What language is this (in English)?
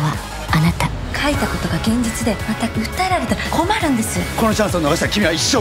Japanese